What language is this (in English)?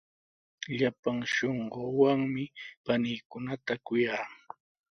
Sihuas Ancash Quechua